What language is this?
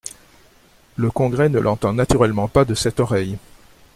French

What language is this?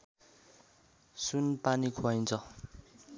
Nepali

